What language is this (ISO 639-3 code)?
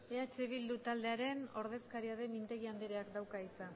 eus